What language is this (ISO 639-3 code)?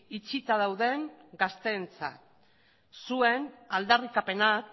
eus